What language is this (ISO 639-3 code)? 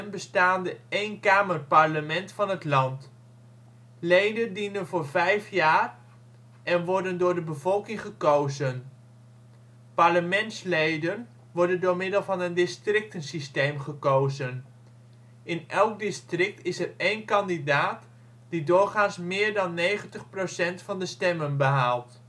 nld